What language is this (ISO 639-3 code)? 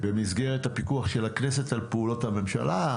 heb